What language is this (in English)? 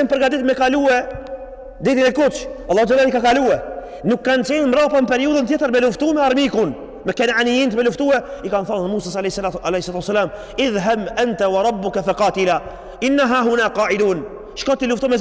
Arabic